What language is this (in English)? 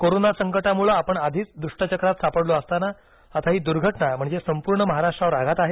Marathi